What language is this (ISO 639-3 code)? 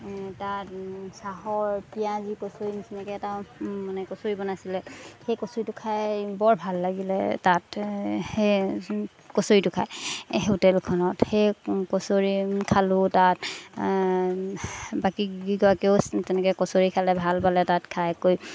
asm